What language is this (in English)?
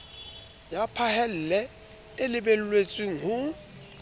Southern Sotho